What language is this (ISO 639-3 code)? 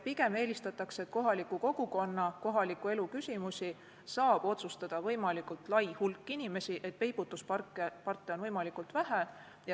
est